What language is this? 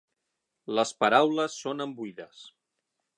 Catalan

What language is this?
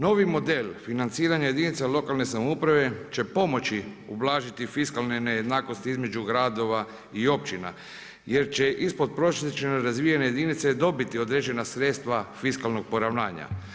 Croatian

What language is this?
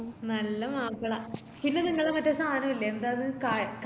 Malayalam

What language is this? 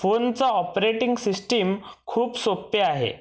Marathi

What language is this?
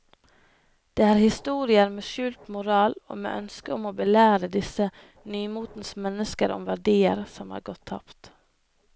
Norwegian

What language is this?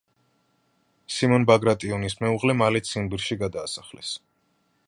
Georgian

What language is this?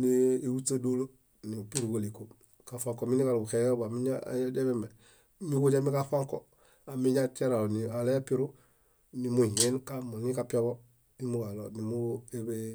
Bayot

